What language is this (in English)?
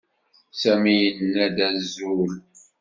Kabyle